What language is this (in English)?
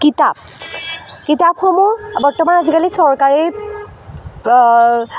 Assamese